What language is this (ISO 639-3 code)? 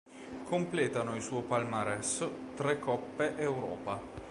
ita